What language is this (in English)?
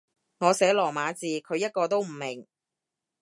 Cantonese